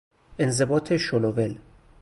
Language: Persian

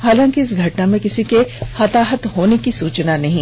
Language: Hindi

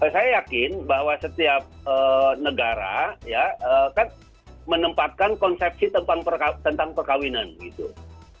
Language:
Indonesian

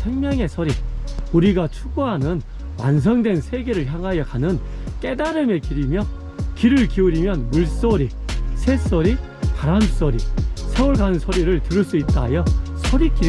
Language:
Korean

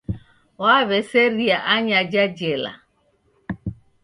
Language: Taita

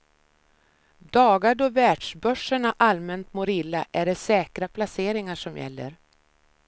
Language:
Swedish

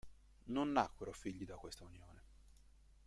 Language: Italian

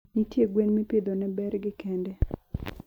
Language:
Luo (Kenya and Tanzania)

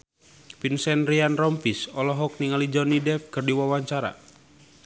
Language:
Sundanese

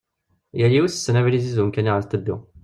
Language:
Kabyle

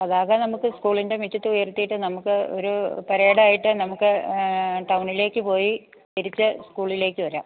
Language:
Malayalam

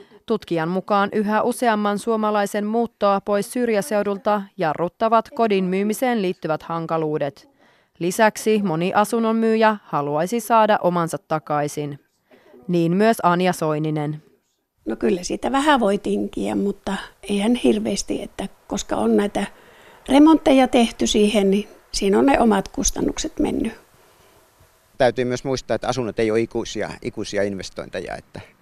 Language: Finnish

